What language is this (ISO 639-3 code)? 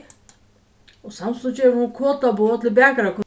fao